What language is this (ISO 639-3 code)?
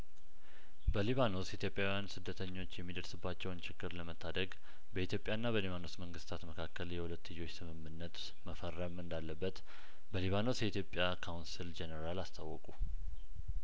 amh